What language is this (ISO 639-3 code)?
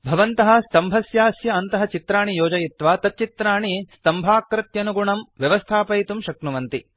san